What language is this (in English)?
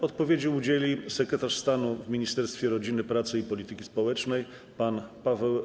Polish